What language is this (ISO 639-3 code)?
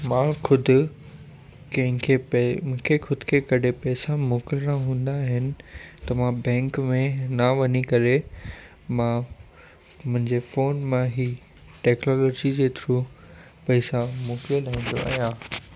snd